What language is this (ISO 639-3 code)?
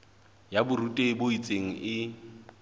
sot